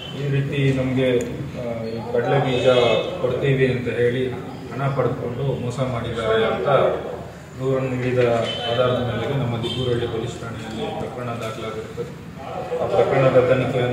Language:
Hindi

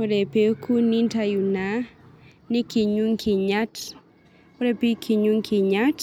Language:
Masai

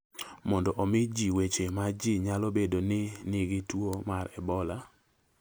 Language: Luo (Kenya and Tanzania)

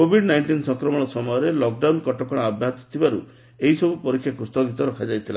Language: Odia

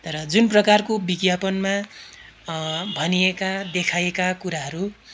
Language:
Nepali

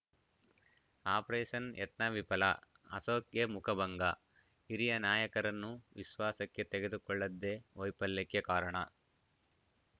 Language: Kannada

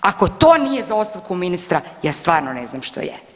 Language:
Croatian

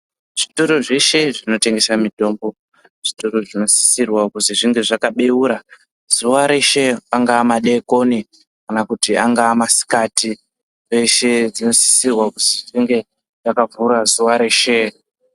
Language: Ndau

